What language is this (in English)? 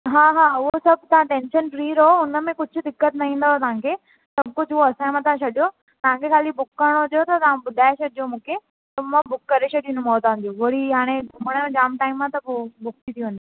Sindhi